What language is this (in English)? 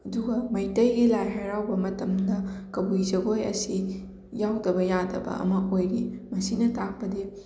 Manipuri